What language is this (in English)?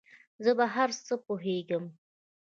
Pashto